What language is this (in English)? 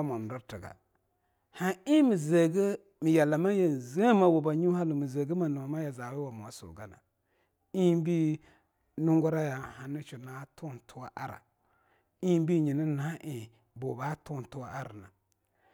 Longuda